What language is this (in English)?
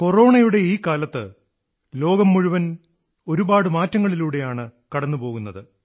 Malayalam